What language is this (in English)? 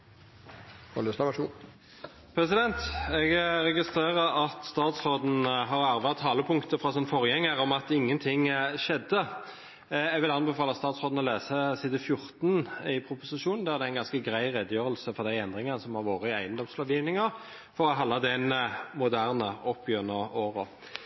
Norwegian